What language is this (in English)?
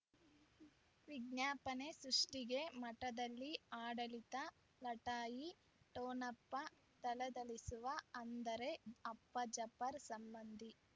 Kannada